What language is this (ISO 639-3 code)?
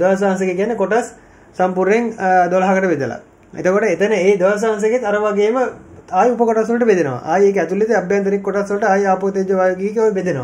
hin